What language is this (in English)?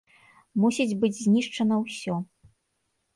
Belarusian